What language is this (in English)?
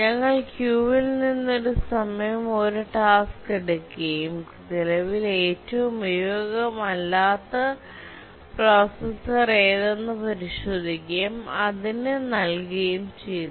Malayalam